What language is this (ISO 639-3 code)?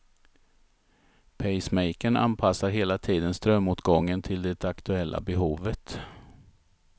swe